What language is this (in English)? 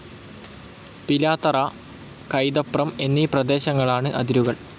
Malayalam